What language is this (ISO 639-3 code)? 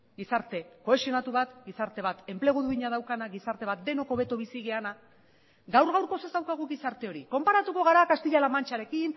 eus